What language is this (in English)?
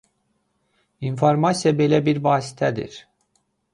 Azerbaijani